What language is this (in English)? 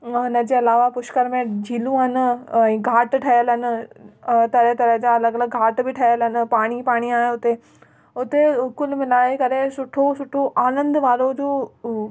Sindhi